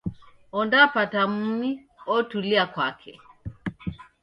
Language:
Taita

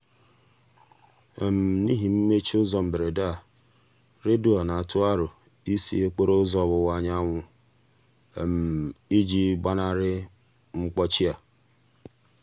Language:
Igbo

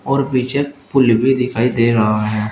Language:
Hindi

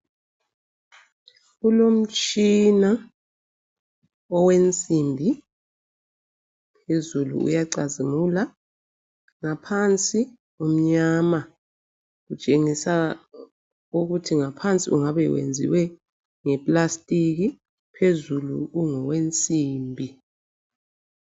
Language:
North Ndebele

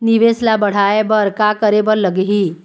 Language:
Chhattisgarhi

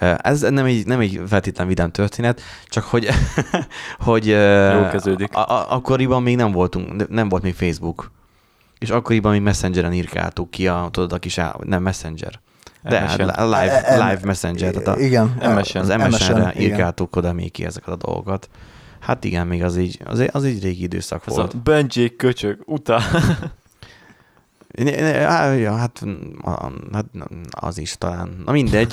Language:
Hungarian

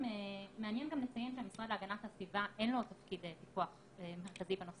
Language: Hebrew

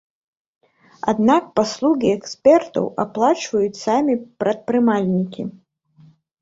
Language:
Belarusian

